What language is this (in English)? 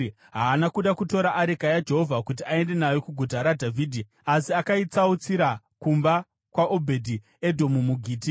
Shona